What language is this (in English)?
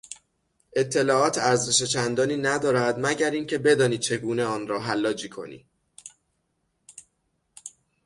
Persian